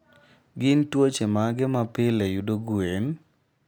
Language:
Luo (Kenya and Tanzania)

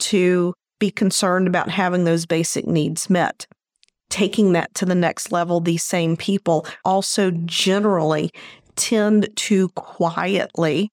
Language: English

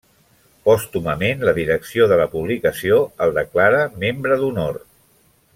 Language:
Catalan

